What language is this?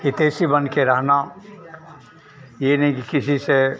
Hindi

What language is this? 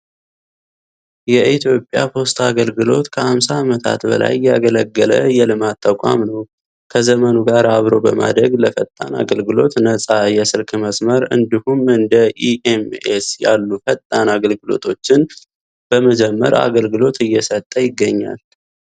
Amharic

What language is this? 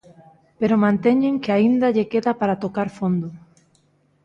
Galician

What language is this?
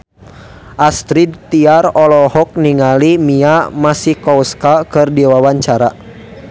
Sundanese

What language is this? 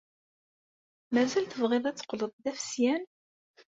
Kabyle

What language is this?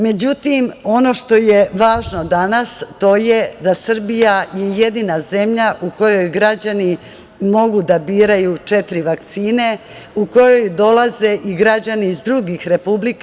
Serbian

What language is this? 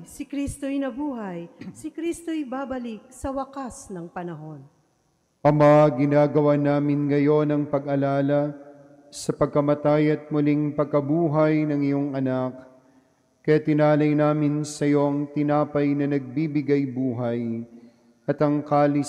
Filipino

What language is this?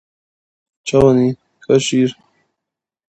Kurdish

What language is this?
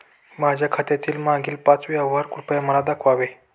Marathi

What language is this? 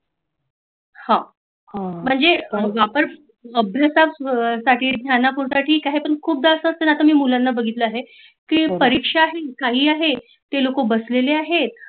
Marathi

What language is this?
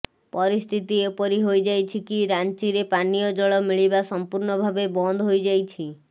Odia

